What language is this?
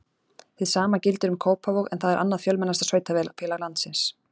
Icelandic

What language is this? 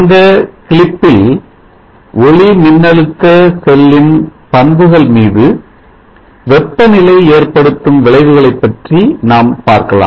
Tamil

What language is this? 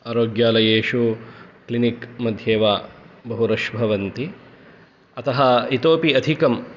Sanskrit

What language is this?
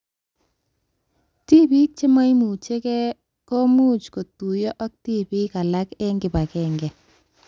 Kalenjin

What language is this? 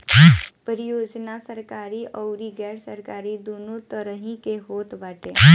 Bhojpuri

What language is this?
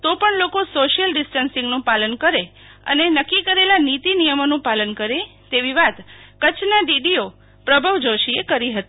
Gujarati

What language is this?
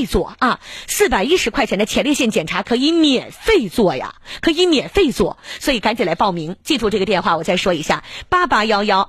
Chinese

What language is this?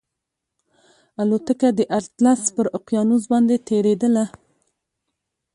Pashto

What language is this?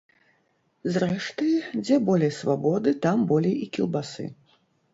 Belarusian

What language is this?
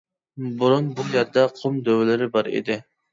Uyghur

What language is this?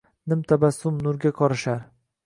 Uzbek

